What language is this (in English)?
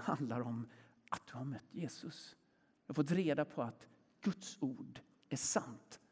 Swedish